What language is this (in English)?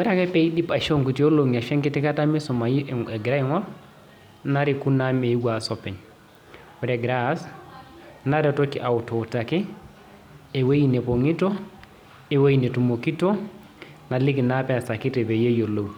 Masai